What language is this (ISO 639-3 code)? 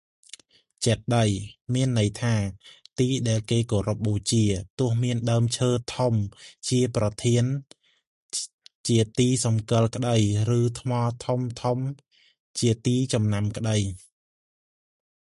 khm